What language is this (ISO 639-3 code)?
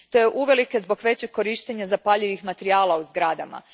hrv